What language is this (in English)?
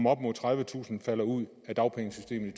Danish